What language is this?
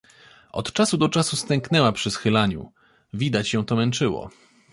Polish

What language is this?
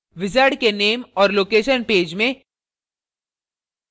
Hindi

